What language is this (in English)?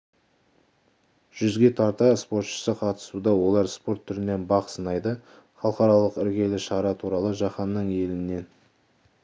Kazakh